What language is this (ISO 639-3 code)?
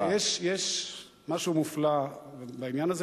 heb